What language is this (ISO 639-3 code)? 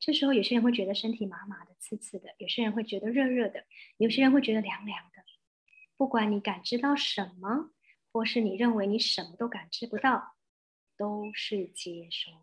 zho